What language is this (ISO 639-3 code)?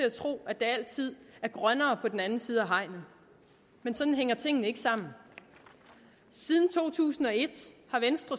dan